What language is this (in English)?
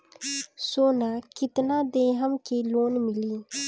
Bhojpuri